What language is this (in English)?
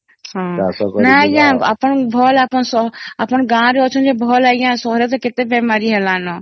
Odia